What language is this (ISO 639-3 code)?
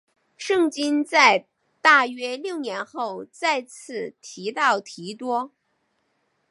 zho